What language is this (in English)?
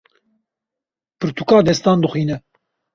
Kurdish